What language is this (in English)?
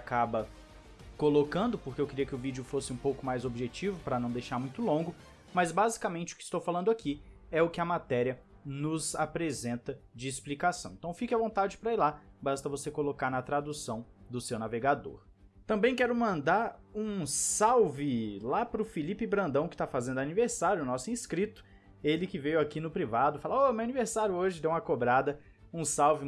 Portuguese